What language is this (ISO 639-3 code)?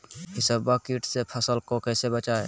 mag